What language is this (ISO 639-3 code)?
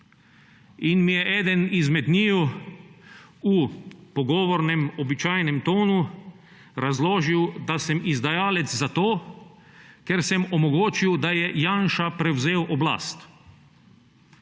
slv